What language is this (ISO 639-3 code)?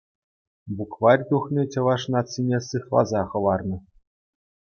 chv